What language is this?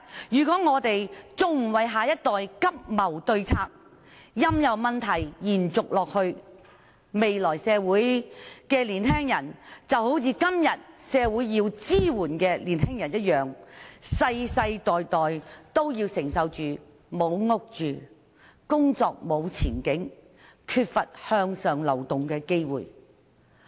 Cantonese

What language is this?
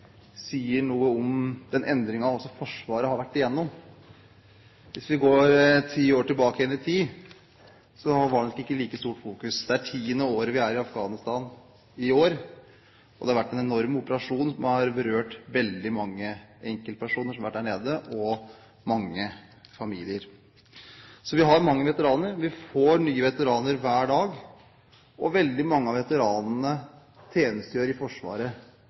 Norwegian Bokmål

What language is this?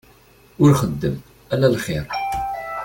Kabyle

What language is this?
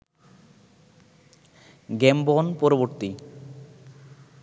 Bangla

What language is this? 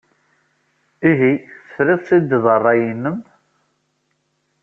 Kabyle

